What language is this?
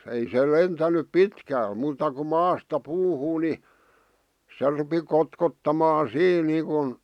Finnish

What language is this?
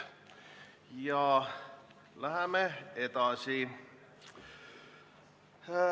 Estonian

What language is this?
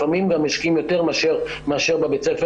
Hebrew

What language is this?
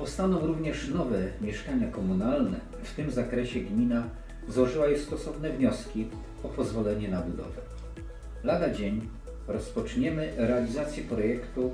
Polish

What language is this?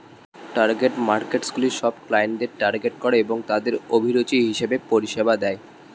Bangla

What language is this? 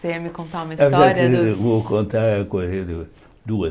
Portuguese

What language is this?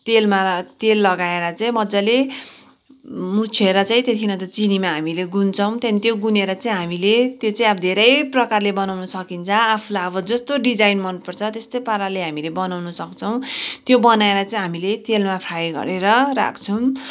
Nepali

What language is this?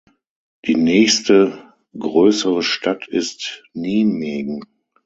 German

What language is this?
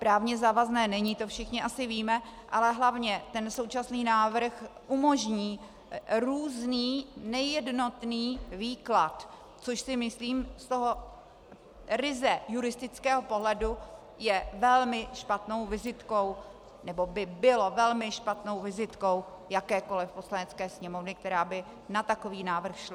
Czech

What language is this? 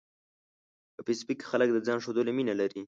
Pashto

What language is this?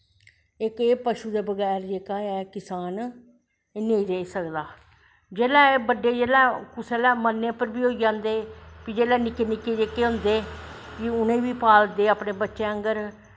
Dogri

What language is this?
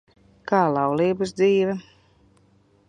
Latvian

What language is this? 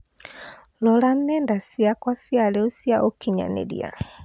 Kikuyu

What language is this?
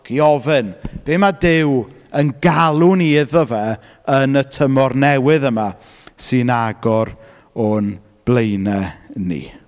Welsh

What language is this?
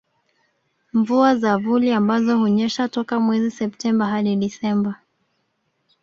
Swahili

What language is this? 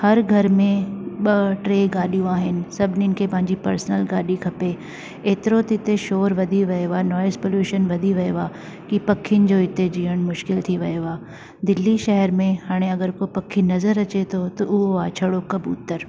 Sindhi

